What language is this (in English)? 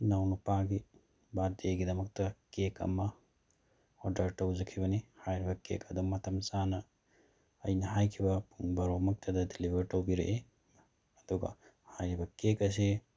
Manipuri